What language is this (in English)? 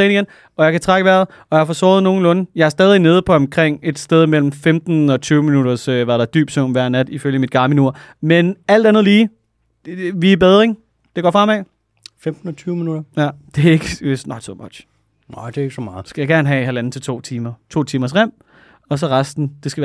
Danish